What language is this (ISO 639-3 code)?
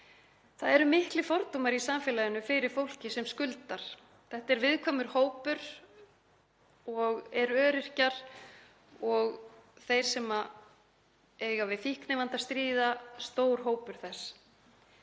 isl